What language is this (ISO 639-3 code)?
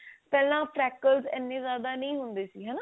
pan